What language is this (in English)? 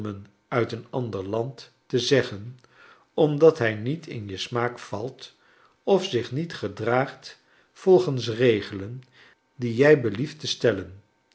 Dutch